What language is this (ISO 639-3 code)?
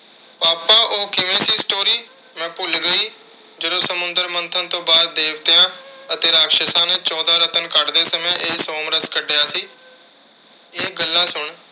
pan